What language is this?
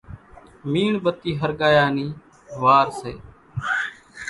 Kachi Koli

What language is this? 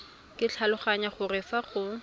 Tswana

